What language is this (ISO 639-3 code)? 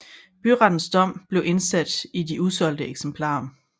dan